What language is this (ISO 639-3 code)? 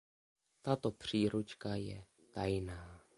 ces